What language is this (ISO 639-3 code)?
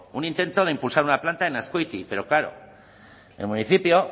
spa